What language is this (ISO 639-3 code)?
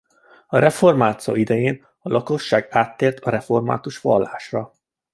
hun